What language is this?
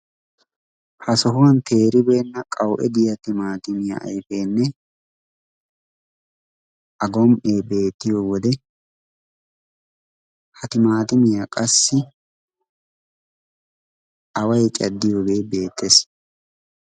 Wolaytta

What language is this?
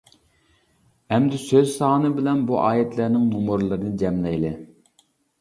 Uyghur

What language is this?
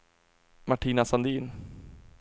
Swedish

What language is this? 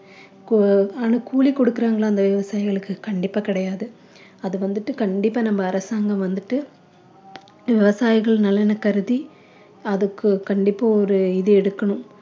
Tamil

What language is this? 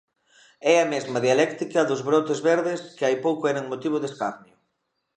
Galician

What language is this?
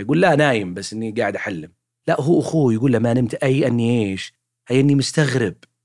Arabic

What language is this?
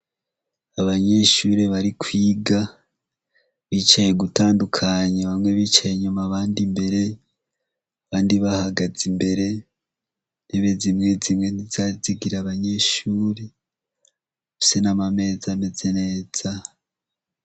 Rundi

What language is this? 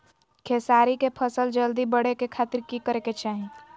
Magahi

